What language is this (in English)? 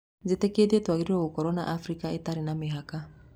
Kikuyu